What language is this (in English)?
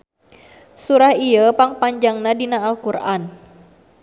Sundanese